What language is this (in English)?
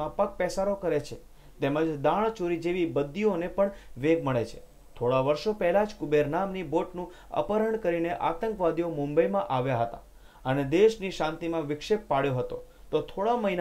Portuguese